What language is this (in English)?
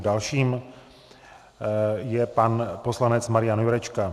Czech